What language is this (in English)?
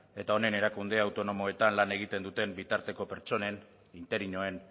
Basque